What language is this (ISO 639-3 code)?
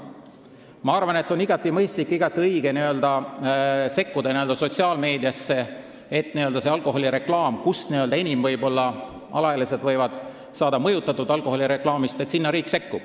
est